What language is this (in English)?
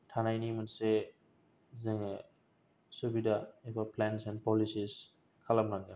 Bodo